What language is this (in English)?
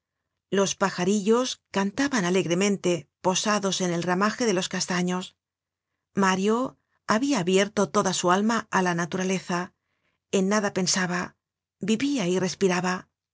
Spanish